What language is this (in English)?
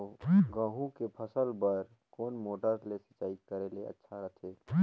Chhattisgarhi